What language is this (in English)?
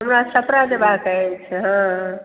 Maithili